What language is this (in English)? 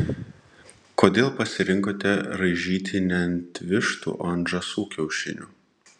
Lithuanian